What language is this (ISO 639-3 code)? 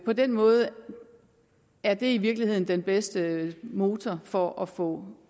dan